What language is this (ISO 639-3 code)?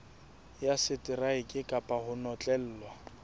sot